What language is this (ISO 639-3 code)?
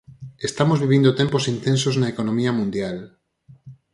glg